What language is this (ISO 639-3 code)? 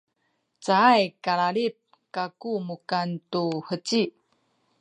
szy